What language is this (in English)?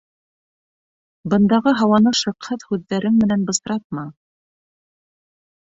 Bashkir